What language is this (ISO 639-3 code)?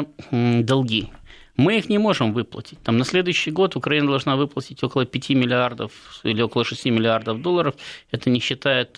rus